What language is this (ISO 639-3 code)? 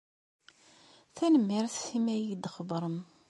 kab